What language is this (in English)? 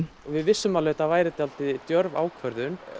Icelandic